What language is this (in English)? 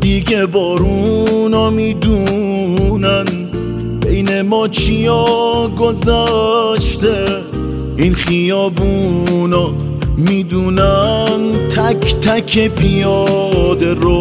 Persian